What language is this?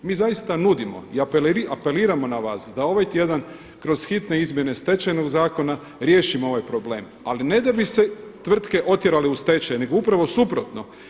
Croatian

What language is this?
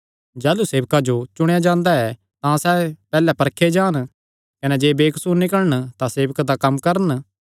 Kangri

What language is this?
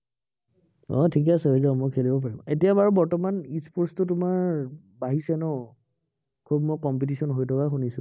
Assamese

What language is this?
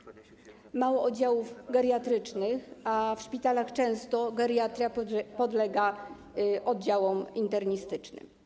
Polish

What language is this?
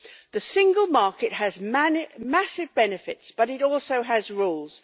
English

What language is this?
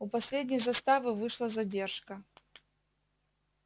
Russian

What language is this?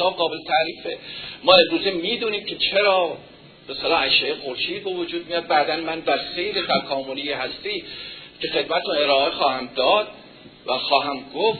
Persian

